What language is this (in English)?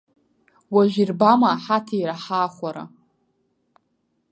Abkhazian